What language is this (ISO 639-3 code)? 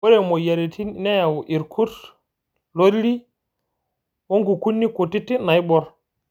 mas